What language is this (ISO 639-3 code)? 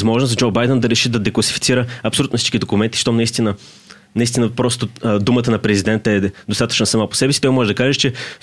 bul